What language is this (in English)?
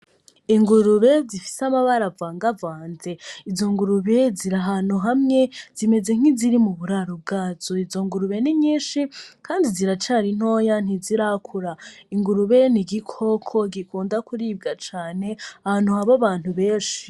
Rundi